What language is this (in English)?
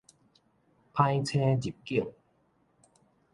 Min Nan Chinese